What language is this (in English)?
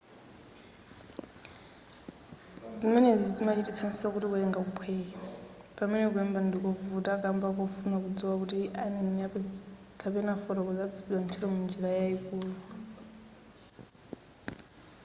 Nyanja